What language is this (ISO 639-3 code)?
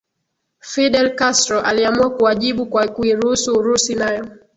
swa